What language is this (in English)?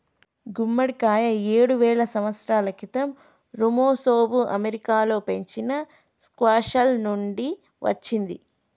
Telugu